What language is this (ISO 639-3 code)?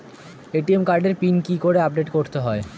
ben